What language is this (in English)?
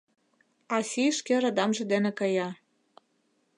Mari